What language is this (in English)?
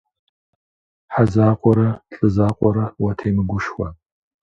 Kabardian